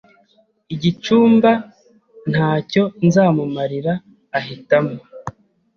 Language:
Kinyarwanda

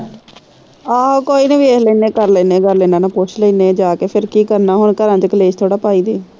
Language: Punjabi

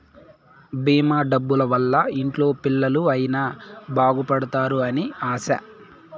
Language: Telugu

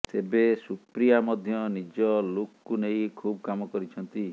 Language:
Odia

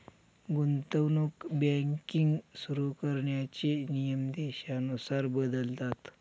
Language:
Marathi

